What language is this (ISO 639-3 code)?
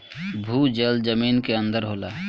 bho